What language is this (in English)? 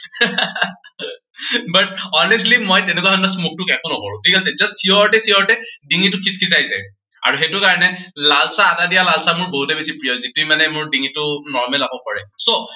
Assamese